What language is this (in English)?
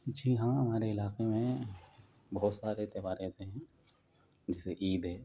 Urdu